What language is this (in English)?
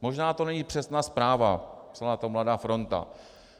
Czech